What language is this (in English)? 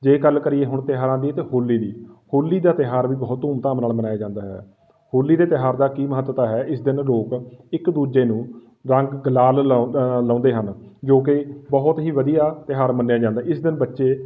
Punjabi